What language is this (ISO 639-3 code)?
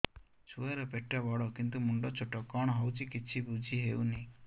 ori